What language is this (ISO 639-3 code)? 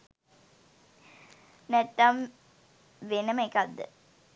sin